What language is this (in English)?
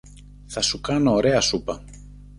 Greek